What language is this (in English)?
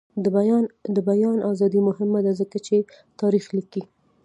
Pashto